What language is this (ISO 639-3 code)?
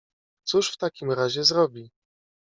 pol